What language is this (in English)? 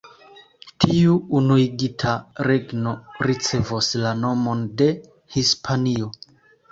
Esperanto